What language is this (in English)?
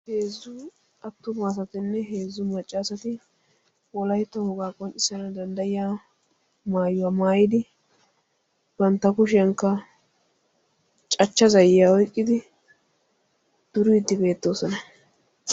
Wolaytta